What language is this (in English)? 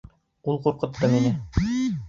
Bashkir